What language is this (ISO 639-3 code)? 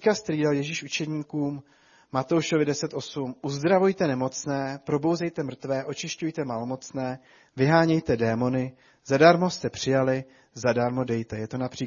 ces